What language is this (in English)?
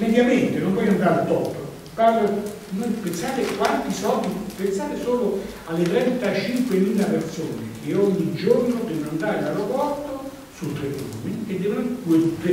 Italian